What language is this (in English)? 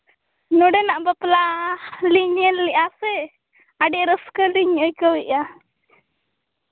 Santali